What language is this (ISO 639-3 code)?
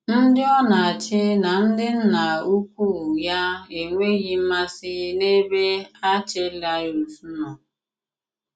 ibo